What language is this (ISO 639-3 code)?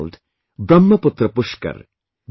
eng